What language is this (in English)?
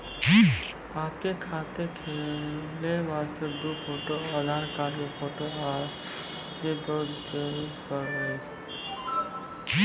Maithili